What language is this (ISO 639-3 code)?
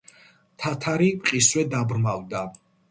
kat